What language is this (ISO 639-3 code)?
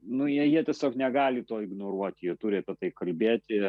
lit